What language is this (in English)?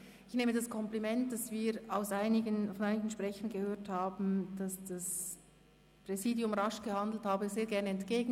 Swiss German